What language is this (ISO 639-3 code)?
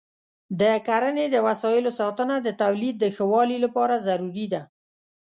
pus